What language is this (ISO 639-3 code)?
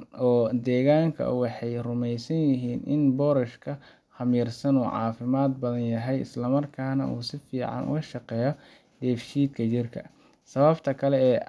som